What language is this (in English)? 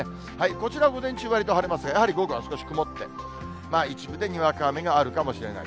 Japanese